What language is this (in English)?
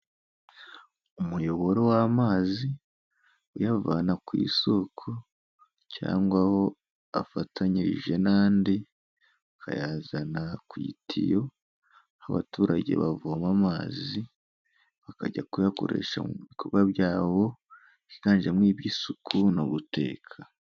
Kinyarwanda